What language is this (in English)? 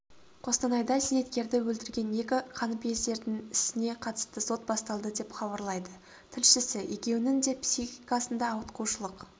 Kazakh